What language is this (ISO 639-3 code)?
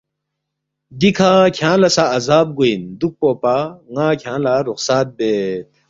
bft